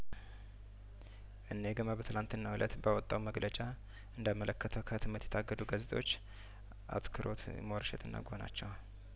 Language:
Amharic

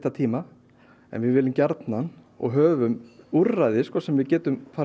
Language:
Icelandic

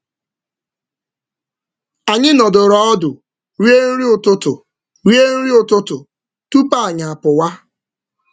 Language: Igbo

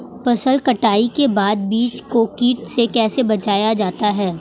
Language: Hindi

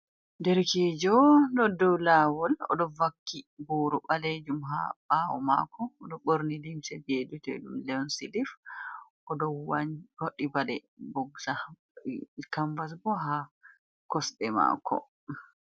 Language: Fula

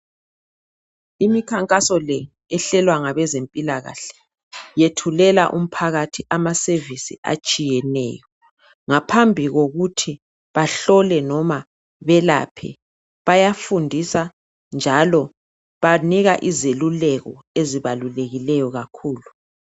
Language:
North Ndebele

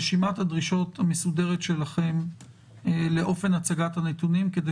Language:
Hebrew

